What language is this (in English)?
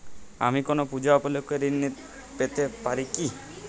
Bangla